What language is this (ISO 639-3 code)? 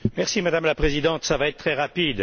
fra